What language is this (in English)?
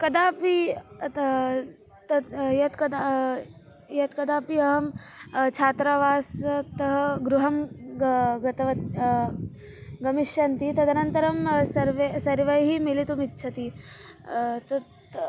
Sanskrit